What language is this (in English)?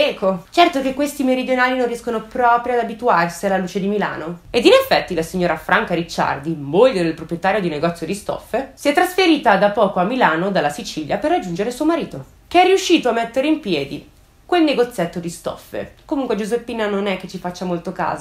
Italian